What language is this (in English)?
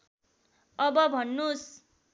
Nepali